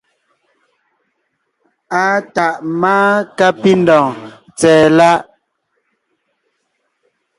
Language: Ngiemboon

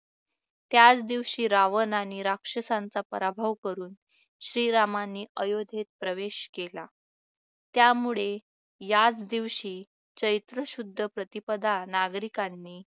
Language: Marathi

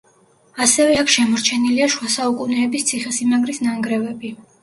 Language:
Georgian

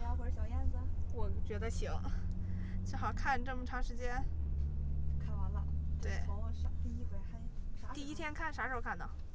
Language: Chinese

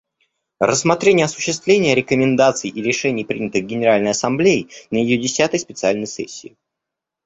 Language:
Russian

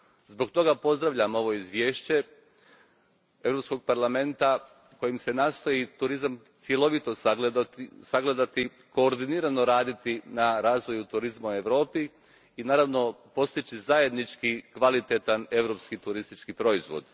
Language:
Croatian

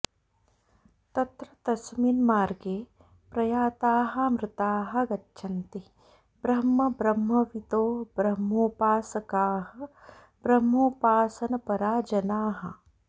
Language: Sanskrit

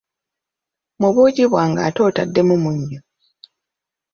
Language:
Ganda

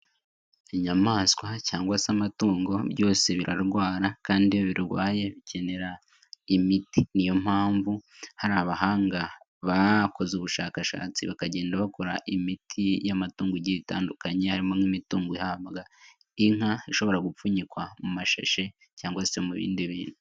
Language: Kinyarwanda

